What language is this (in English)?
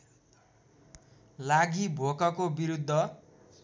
Nepali